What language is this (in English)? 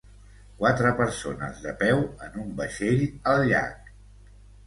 Catalan